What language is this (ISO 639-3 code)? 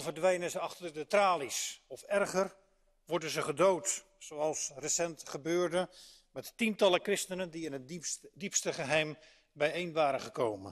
nld